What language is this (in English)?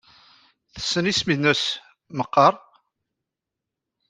Kabyle